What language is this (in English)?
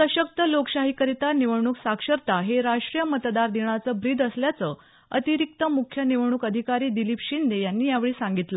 Marathi